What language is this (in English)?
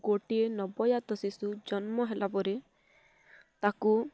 Odia